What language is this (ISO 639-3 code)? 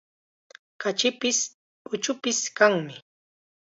qxa